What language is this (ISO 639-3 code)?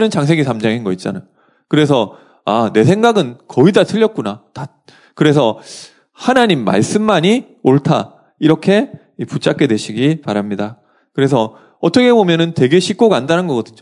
kor